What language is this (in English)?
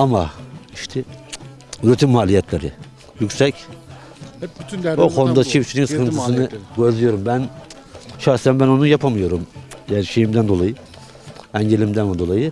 Turkish